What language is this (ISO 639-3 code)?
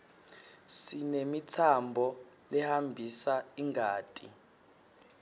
ssw